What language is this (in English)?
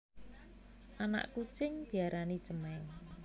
Javanese